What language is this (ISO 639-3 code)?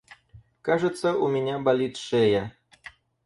rus